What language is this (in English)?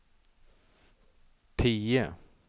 Swedish